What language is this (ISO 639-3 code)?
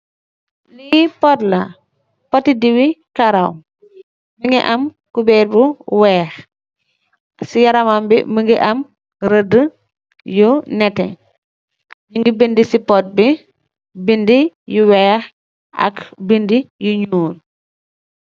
wol